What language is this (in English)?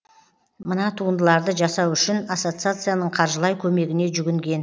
Kazakh